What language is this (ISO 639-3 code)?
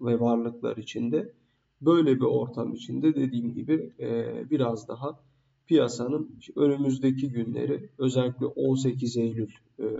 tur